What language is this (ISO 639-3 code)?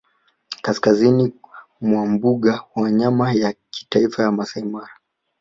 swa